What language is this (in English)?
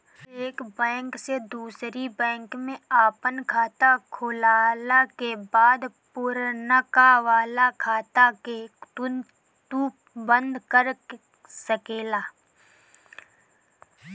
Bhojpuri